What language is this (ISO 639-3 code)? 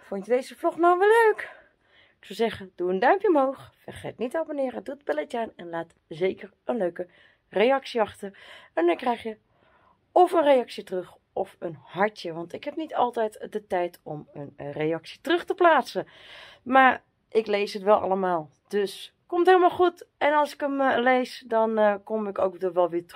nld